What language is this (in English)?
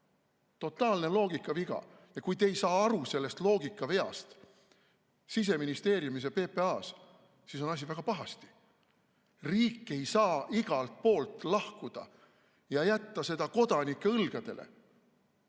Estonian